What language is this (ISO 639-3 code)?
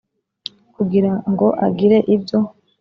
kin